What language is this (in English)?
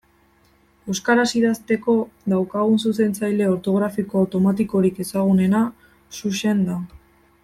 Basque